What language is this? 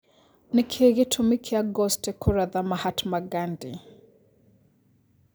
Kikuyu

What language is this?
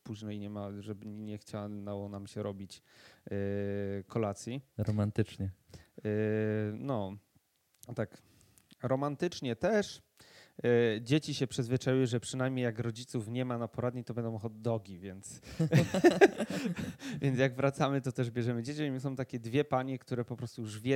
Polish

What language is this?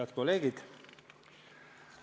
Estonian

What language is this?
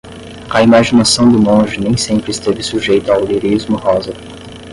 Portuguese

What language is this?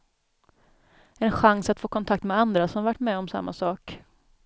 Swedish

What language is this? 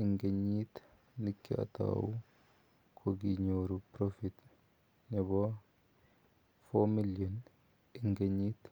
Kalenjin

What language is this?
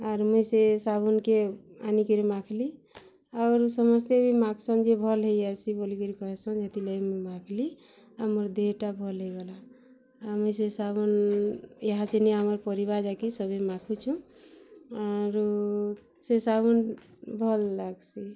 Odia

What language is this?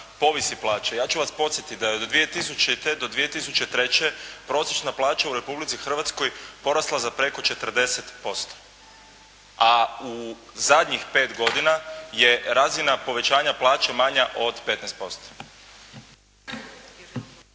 Croatian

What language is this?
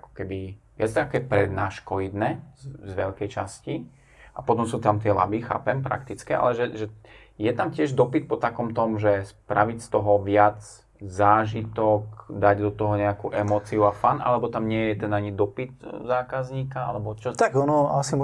Slovak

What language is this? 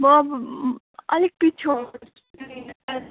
Nepali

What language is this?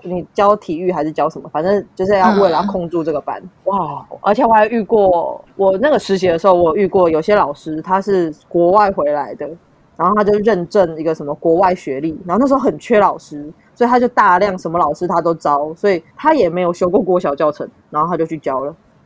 Chinese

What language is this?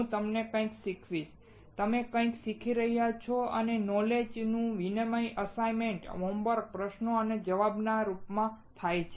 Gujarati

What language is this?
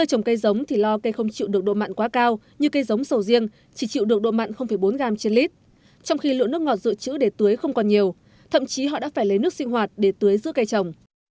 Vietnamese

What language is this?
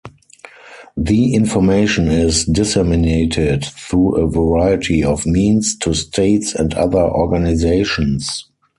English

